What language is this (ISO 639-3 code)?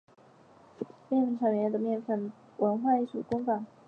zho